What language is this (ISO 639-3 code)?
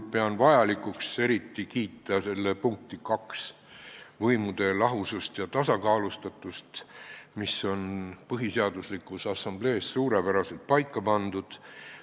est